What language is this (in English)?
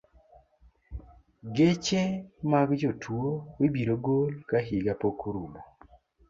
Luo (Kenya and Tanzania)